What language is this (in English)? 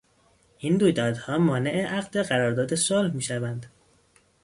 Persian